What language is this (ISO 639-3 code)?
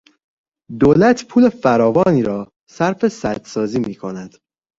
fas